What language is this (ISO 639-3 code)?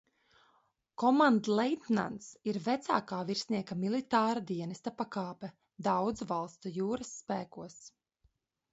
lav